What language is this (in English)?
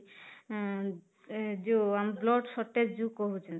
Odia